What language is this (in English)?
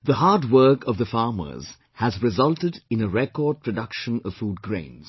English